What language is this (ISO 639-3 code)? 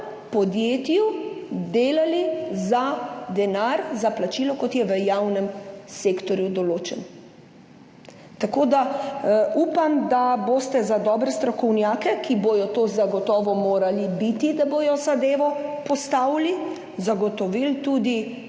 slv